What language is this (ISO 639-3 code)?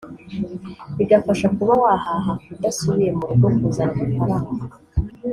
kin